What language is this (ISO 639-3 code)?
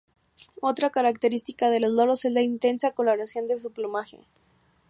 spa